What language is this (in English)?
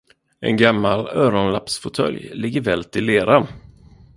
Swedish